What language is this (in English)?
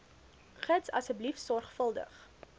Afrikaans